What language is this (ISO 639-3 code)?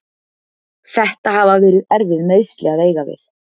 isl